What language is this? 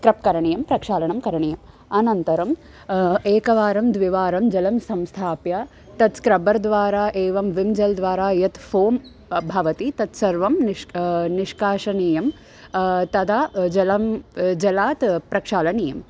Sanskrit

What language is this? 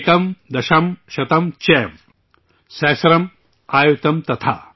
Urdu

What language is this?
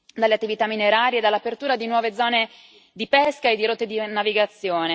Italian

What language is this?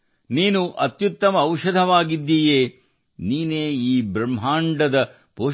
Kannada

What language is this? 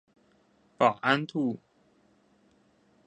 Chinese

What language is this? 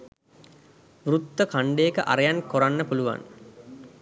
Sinhala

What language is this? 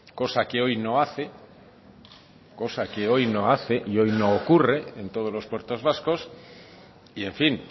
Spanish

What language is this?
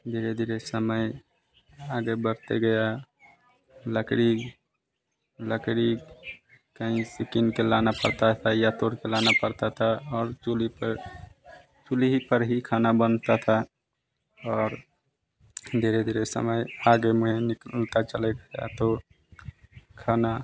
Hindi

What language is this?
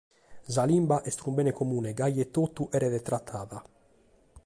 Sardinian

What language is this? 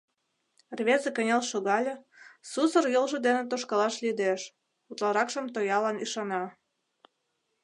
Mari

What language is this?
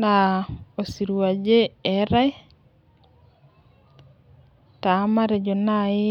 Masai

